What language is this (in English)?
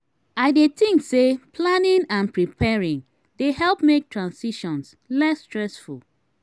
Nigerian Pidgin